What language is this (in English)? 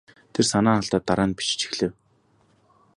Mongolian